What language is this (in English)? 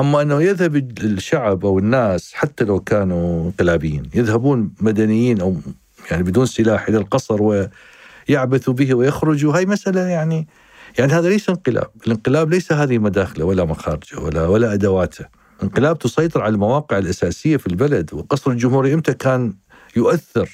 Arabic